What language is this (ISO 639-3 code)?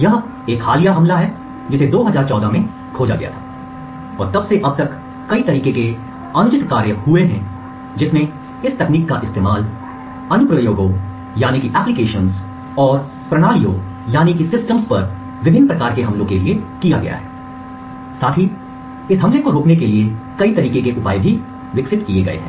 hin